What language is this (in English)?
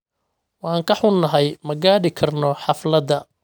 Somali